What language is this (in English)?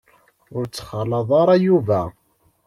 Kabyle